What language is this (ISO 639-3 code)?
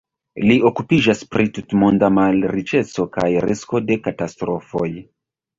epo